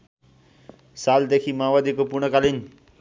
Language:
Nepali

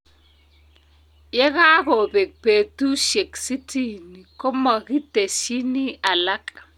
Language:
Kalenjin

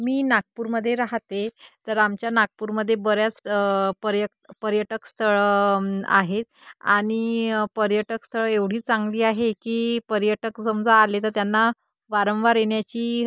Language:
Marathi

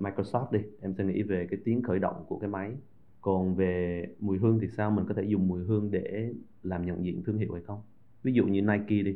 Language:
Vietnamese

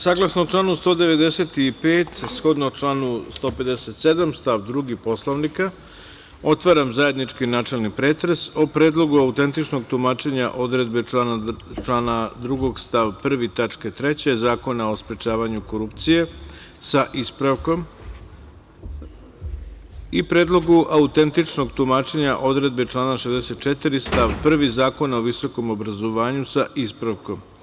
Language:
Serbian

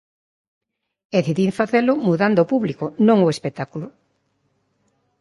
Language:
Galician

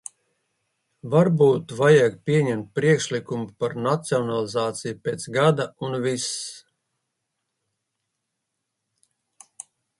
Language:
Latvian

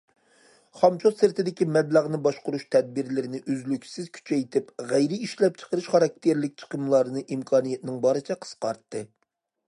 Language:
Uyghur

